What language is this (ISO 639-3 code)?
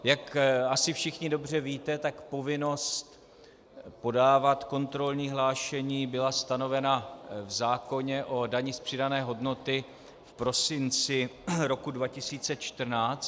ces